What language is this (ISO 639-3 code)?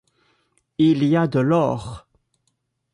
fra